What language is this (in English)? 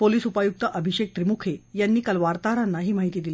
Marathi